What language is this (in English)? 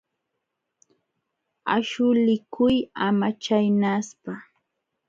Jauja Wanca Quechua